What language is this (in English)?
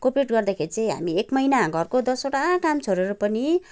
Nepali